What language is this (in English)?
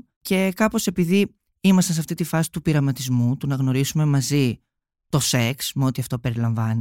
Greek